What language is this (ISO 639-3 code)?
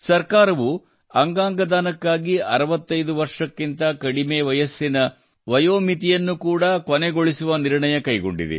kan